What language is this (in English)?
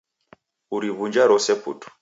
Taita